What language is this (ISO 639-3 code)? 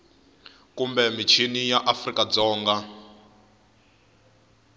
tso